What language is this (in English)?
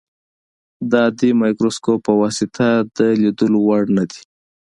Pashto